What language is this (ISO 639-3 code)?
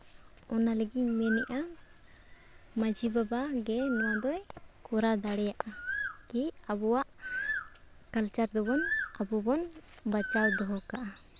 sat